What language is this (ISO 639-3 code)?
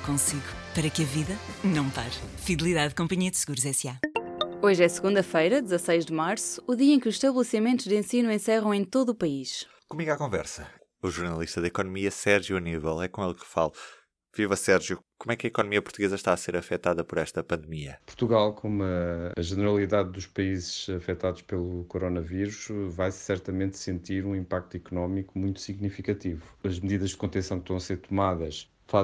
por